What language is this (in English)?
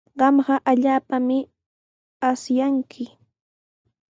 Sihuas Ancash Quechua